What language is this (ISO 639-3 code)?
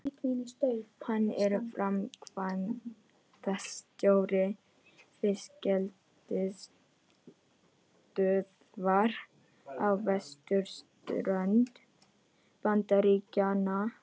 isl